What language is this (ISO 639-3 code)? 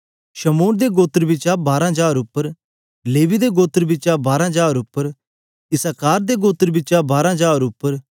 doi